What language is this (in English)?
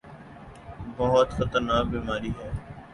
Urdu